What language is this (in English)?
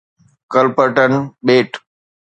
Sindhi